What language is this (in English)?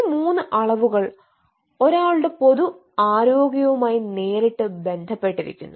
Malayalam